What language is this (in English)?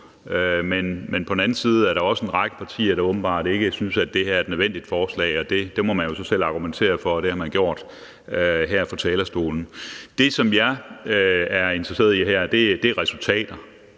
Danish